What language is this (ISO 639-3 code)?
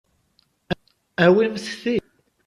kab